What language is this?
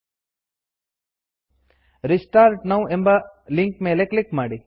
Kannada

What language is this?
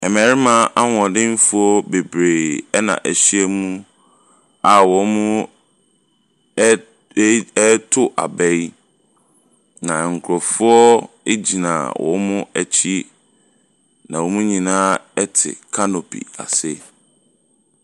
Akan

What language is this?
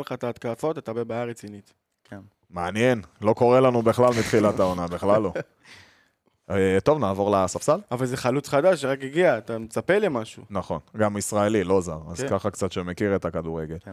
Hebrew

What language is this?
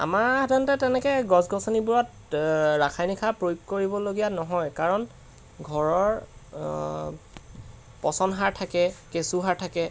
Assamese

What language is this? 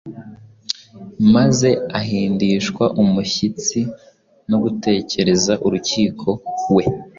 Kinyarwanda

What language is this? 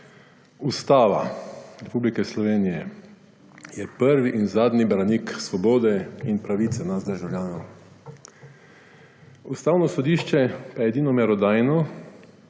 Slovenian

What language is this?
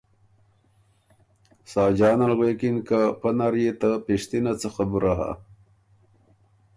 Ormuri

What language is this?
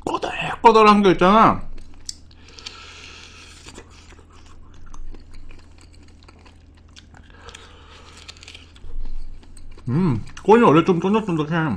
Korean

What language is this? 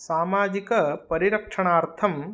Sanskrit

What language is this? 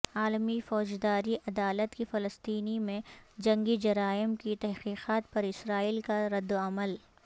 Urdu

